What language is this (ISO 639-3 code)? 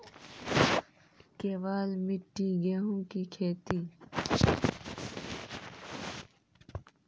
mai